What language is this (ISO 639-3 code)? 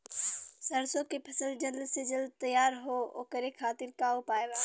bho